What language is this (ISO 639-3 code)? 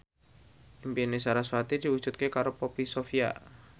jav